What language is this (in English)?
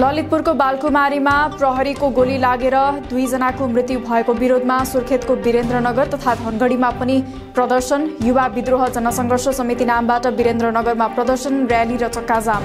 Hindi